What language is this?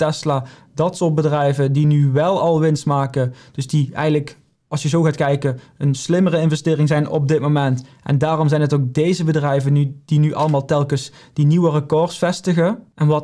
Dutch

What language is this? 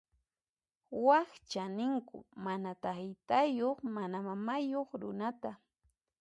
Puno Quechua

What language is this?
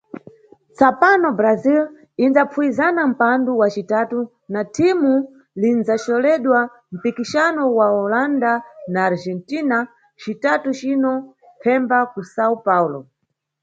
Nyungwe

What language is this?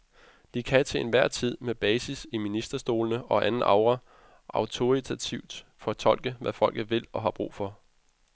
Danish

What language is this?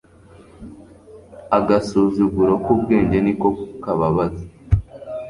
Kinyarwanda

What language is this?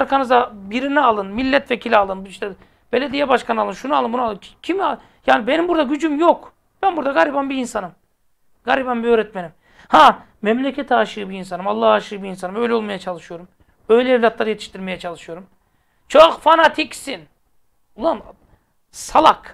Turkish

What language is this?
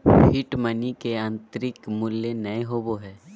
Magahi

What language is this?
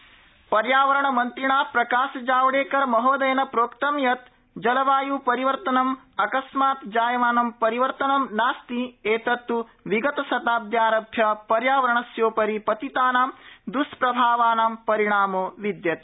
Sanskrit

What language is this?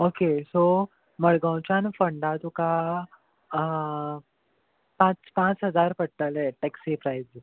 Konkani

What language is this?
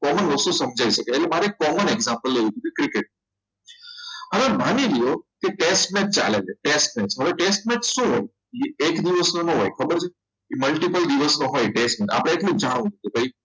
Gujarati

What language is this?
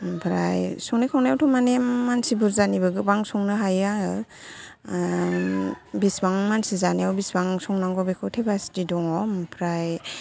Bodo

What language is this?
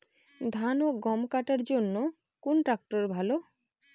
Bangla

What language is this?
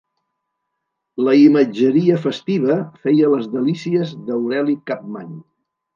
Catalan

